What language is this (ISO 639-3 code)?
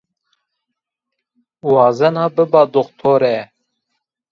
zza